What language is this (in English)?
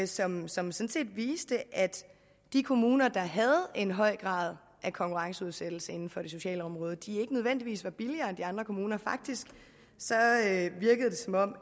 Danish